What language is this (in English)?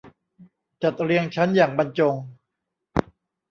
Thai